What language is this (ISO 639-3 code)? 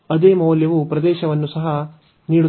kan